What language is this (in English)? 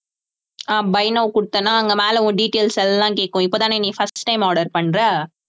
Tamil